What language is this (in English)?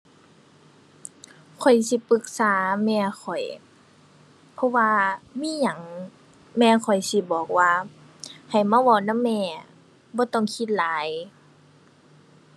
Thai